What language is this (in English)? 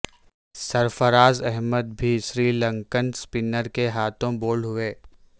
Urdu